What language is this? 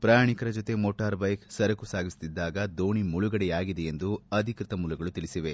Kannada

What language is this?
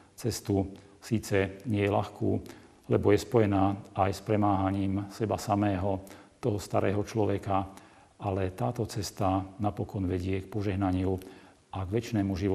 Slovak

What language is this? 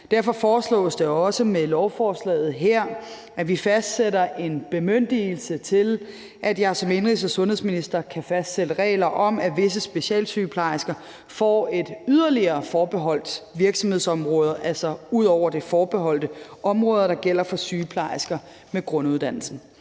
Danish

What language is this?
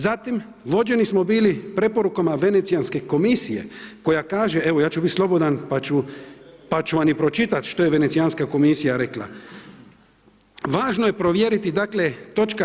Croatian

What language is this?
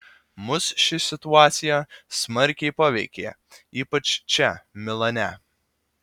Lithuanian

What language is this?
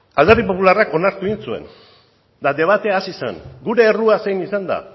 Basque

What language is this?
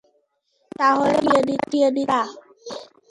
Bangla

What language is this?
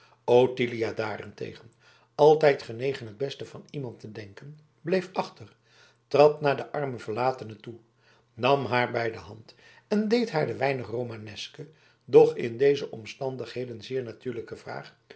Dutch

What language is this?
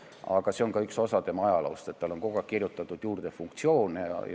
Estonian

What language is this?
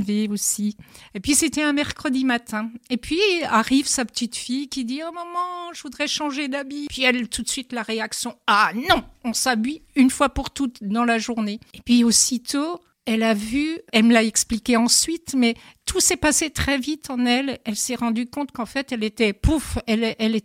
French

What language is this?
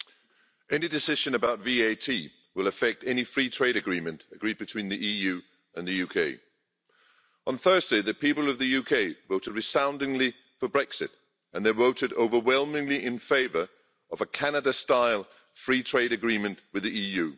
English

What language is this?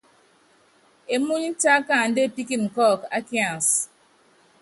Yangben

